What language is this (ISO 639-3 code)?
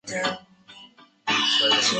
zho